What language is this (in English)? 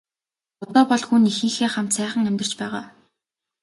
Mongolian